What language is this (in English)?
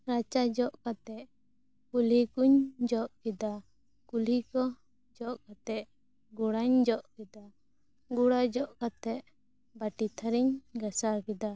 Santali